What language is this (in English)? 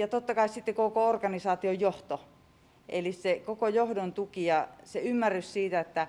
Finnish